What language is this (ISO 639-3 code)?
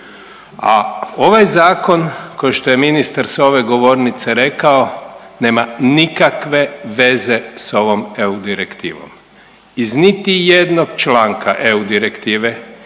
hrv